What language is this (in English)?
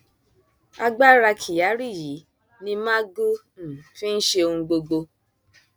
Yoruba